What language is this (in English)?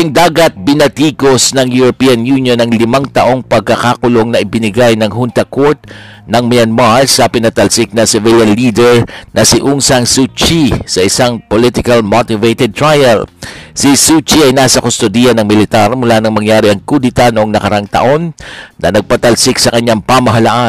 Filipino